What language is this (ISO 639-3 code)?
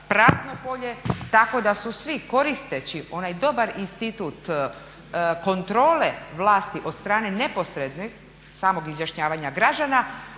hrv